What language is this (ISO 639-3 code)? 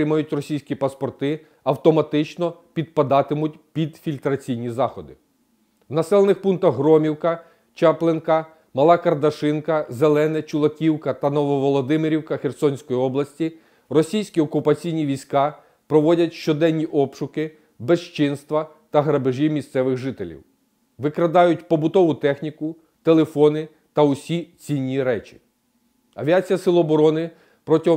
ukr